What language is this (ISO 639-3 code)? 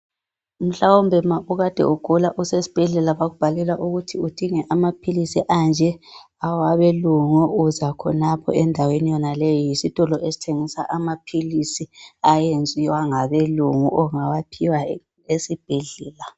nde